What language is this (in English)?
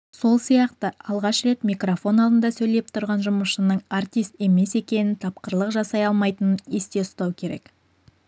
Kazakh